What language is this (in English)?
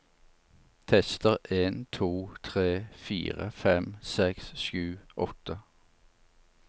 Norwegian